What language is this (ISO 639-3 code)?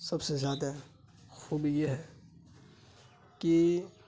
urd